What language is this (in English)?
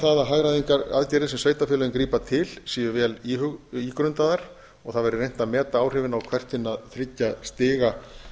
Icelandic